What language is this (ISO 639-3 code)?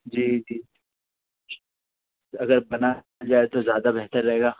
urd